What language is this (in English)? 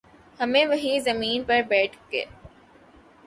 Urdu